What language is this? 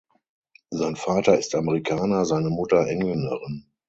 German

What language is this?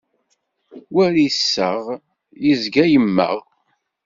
Kabyle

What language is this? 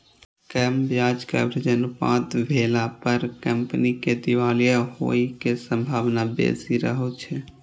Maithili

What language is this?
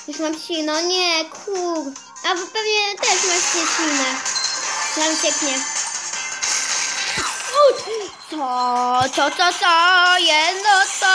Polish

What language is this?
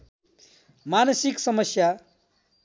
Nepali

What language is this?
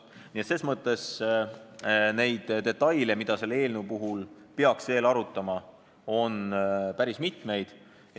Estonian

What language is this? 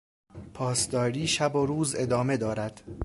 Persian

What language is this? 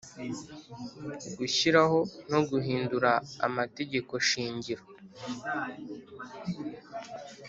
Kinyarwanda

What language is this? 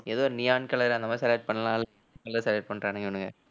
Tamil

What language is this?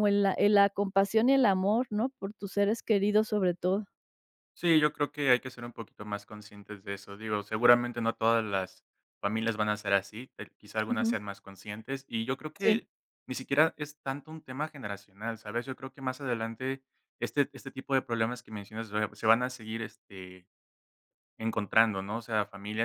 Spanish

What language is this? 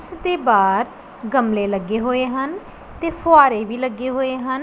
Punjabi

